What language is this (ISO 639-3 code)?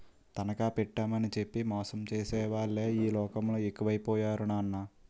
tel